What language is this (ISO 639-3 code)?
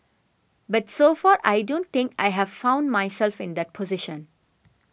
eng